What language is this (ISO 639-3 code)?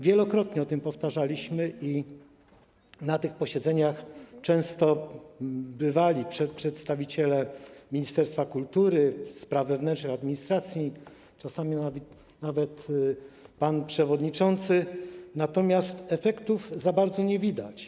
pol